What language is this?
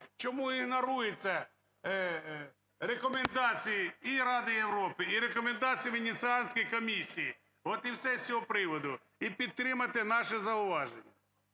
Ukrainian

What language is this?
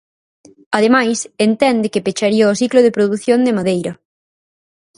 Galician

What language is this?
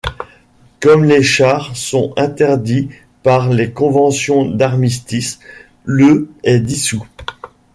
French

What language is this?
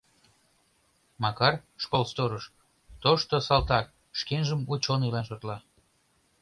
Mari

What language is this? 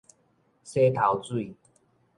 Min Nan Chinese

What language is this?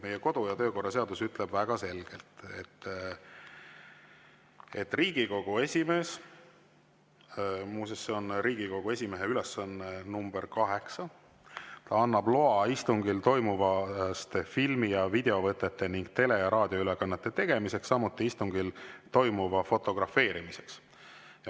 Estonian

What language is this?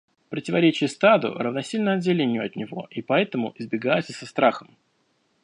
Russian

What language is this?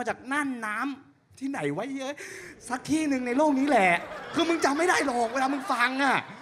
Thai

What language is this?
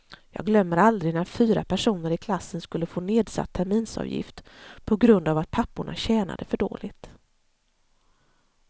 Swedish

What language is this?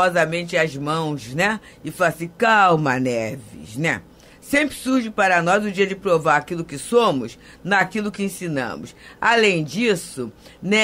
Portuguese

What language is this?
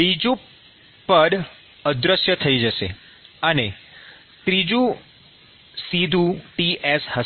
Gujarati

